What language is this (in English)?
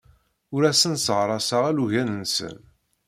Kabyle